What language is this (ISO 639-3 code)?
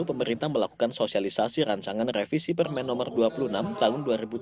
ind